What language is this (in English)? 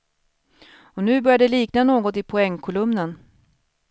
Swedish